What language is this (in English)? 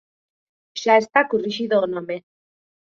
Galician